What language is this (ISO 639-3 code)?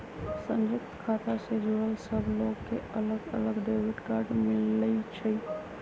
mag